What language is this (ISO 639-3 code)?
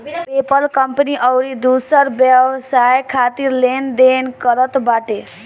bho